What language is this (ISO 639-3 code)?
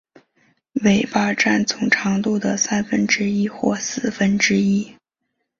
zho